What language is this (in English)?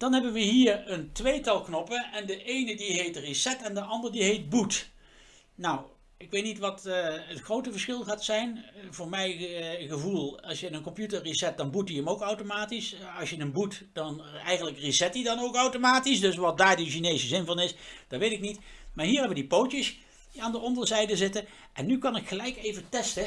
Dutch